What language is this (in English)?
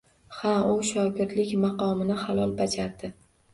Uzbek